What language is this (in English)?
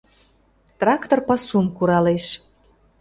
Mari